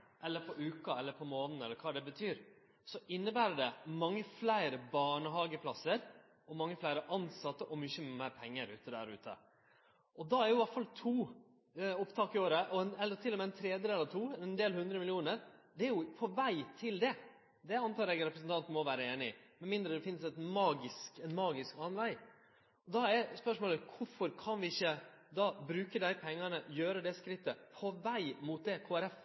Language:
Norwegian Nynorsk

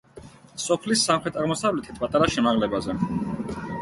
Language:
Georgian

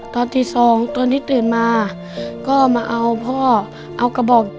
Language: Thai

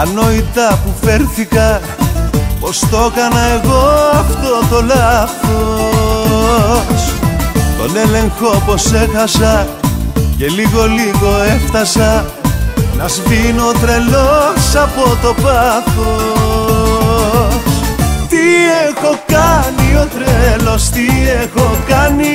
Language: Greek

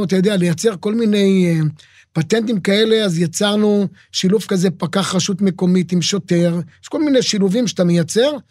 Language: Hebrew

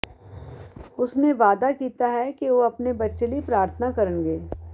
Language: Punjabi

